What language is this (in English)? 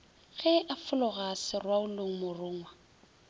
Northern Sotho